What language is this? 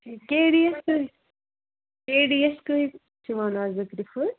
Kashmiri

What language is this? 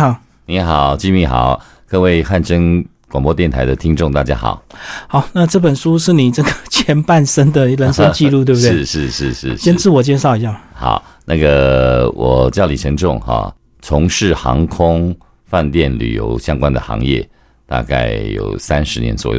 Chinese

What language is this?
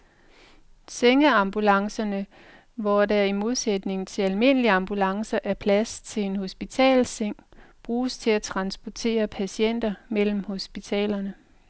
Danish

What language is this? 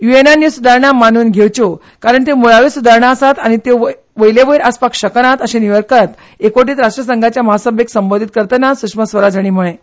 Konkani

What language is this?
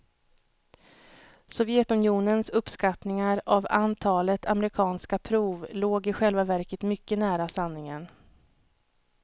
Swedish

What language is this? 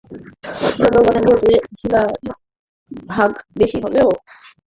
Bangla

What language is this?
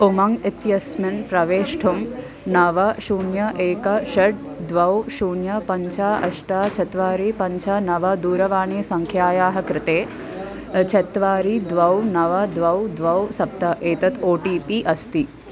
Sanskrit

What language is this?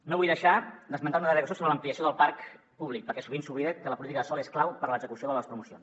Catalan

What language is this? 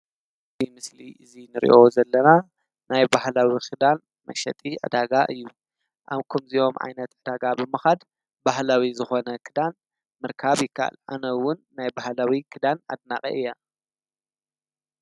Tigrinya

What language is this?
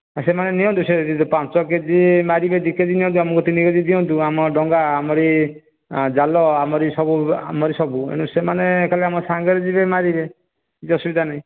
Odia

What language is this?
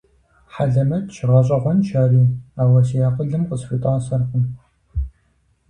Kabardian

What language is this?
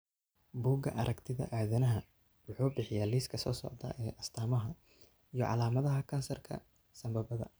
Somali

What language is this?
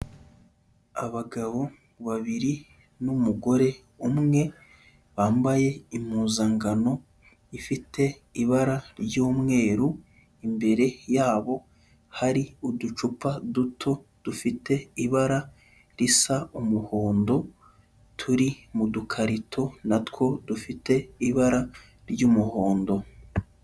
Kinyarwanda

